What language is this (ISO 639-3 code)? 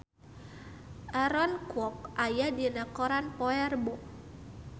sun